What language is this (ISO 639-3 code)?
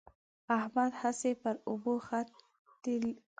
pus